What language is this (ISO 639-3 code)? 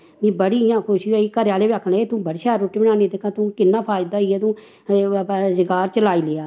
doi